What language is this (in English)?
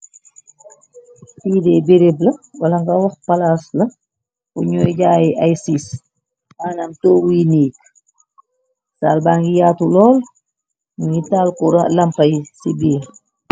Wolof